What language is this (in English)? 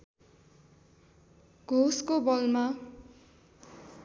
Nepali